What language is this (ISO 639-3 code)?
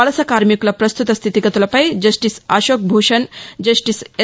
tel